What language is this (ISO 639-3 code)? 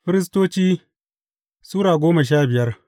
hau